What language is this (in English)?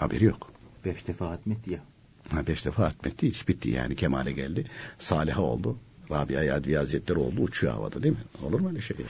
Turkish